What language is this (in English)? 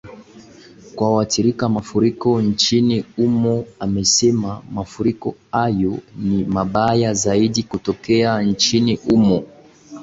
Swahili